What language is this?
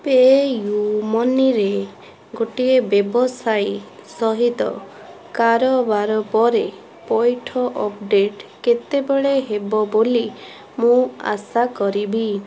Odia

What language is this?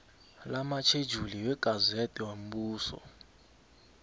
South Ndebele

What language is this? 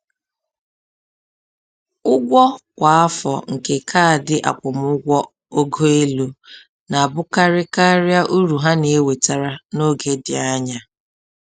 Igbo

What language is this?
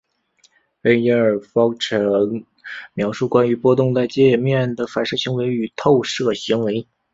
Chinese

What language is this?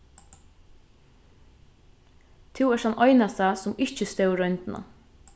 Faroese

